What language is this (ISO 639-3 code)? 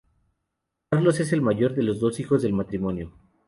spa